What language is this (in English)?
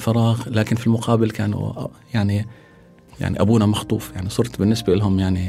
Arabic